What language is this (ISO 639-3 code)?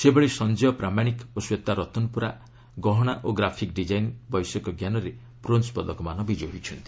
ori